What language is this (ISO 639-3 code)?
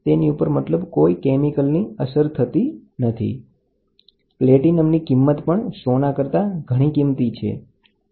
guj